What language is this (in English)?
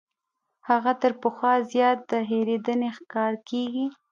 Pashto